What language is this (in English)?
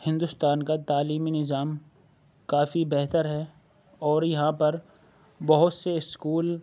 Urdu